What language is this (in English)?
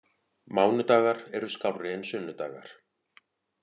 Icelandic